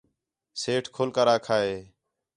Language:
Khetrani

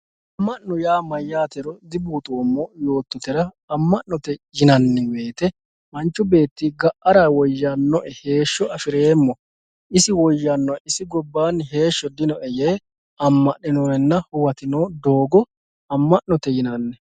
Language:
Sidamo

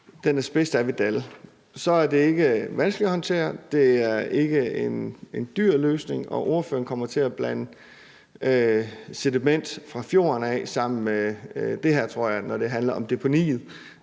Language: Danish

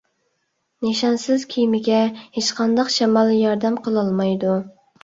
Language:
Uyghur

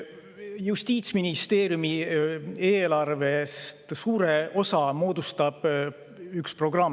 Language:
Estonian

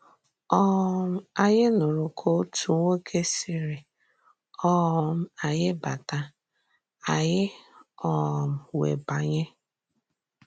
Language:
Igbo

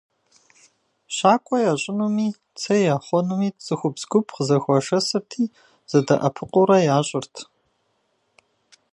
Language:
Kabardian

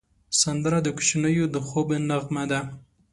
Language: Pashto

